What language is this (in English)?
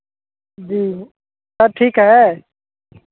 Hindi